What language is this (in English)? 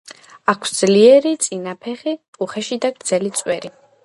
Georgian